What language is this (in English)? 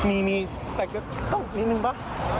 Thai